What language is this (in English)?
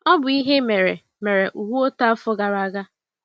Igbo